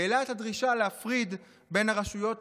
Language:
Hebrew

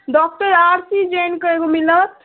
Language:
Maithili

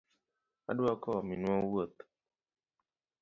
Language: Luo (Kenya and Tanzania)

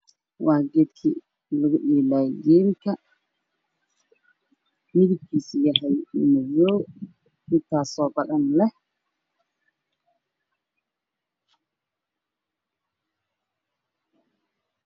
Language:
Somali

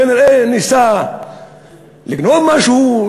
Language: Hebrew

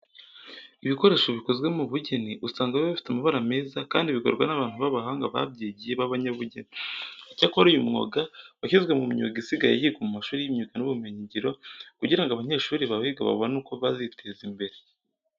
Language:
Kinyarwanda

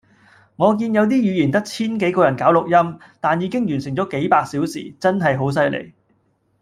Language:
Cantonese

